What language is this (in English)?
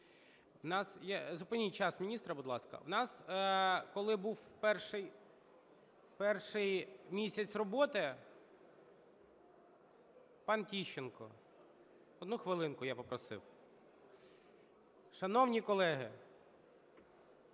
Ukrainian